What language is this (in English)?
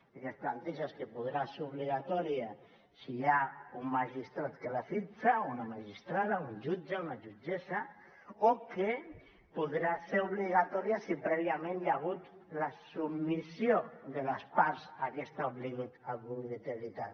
Catalan